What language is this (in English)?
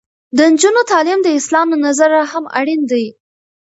Pashto